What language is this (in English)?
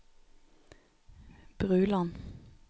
Norwegian